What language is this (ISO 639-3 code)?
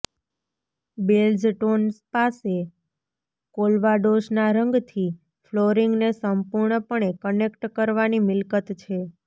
guj